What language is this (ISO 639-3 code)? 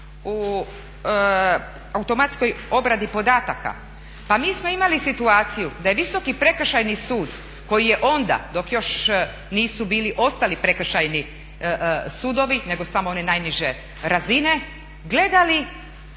hrv